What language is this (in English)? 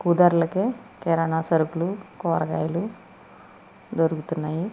Telugu